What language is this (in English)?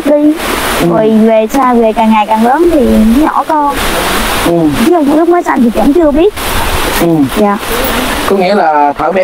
Vietnamese